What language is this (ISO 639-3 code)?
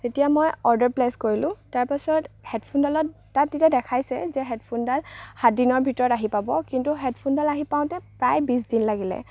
asm